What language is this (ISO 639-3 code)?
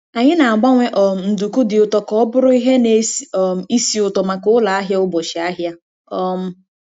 ibo